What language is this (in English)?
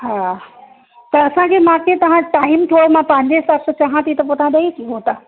Sindhi